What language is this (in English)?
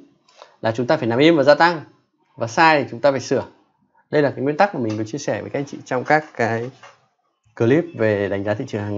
Vietnamese